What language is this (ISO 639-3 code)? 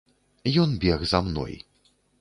bel